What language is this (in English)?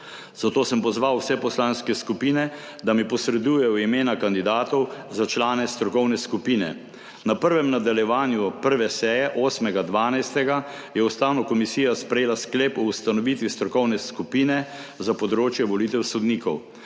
Slovenian